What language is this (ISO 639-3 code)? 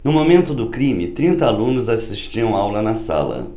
por